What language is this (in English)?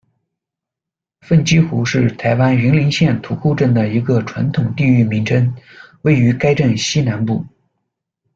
Chinese